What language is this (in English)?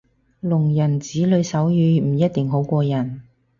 Cantonese